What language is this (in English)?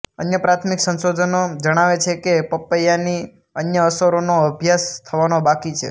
Gujarati